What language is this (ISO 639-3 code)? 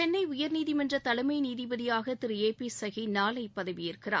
tam